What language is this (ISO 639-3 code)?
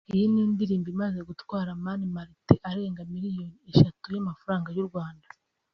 kin